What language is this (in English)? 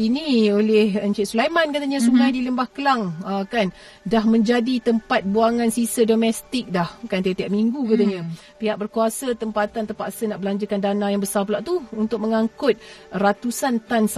Malay